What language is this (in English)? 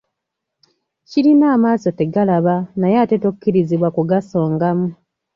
Ganda